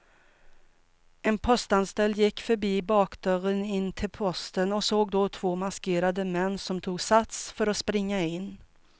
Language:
Swedish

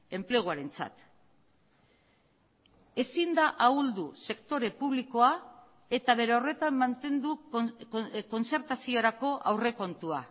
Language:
Basque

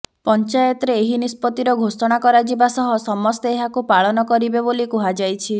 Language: Odia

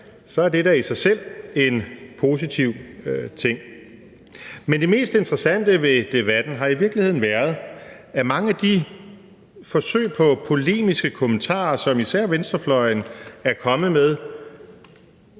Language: Danish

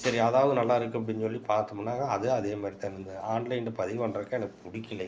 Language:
Tamil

